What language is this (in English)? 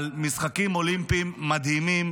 Hebrew